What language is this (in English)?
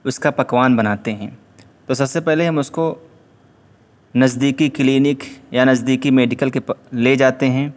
Urdu